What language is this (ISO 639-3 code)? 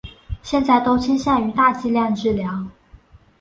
zho